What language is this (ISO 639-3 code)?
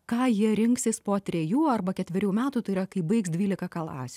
lit